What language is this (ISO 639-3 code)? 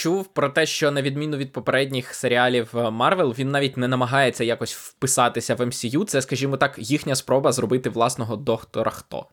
ukr